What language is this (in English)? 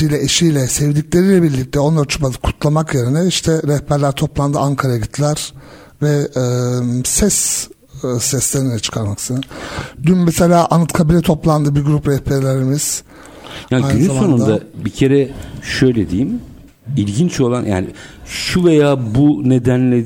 Turkish